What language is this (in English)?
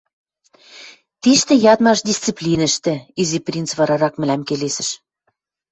Western Mari